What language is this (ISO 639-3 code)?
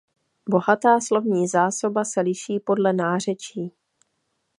ces